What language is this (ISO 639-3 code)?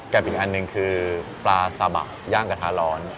tha